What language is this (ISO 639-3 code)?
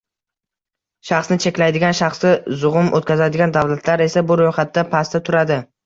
uzb